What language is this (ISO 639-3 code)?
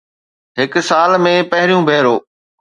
snd